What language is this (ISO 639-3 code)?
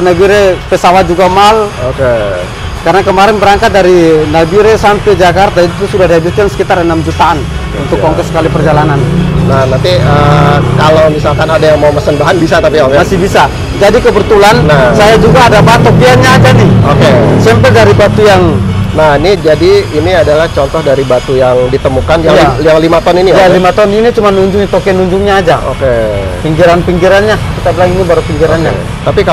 ind